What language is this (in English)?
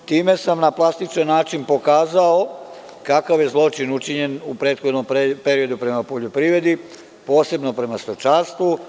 Serbian